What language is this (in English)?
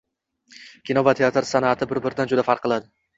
Uzbek